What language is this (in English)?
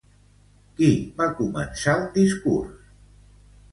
Catalan